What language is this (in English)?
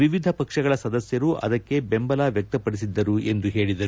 Kannada